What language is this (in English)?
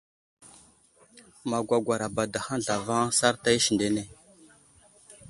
Wuzlam